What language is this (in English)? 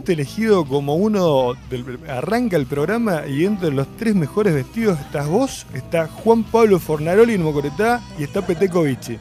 Spanish